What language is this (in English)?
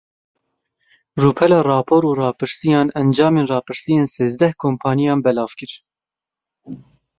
Kurdish